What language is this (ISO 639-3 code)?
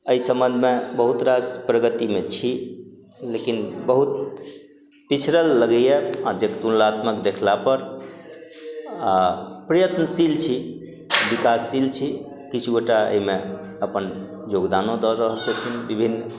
mai